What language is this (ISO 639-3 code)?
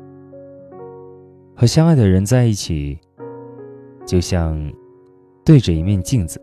zho